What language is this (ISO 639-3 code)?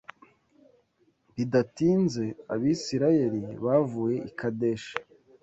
kin